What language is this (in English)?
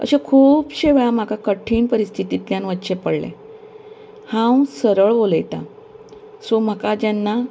Konkani